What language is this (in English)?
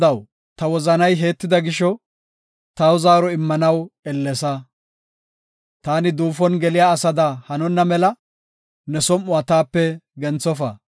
Gofa